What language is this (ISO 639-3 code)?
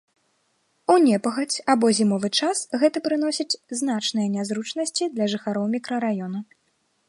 bel